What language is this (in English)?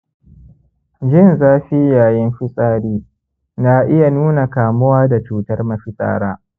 Hausa